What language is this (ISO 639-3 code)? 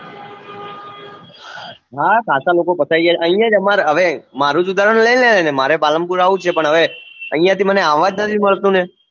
guj